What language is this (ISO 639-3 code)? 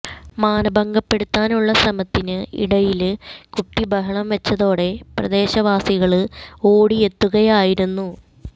mal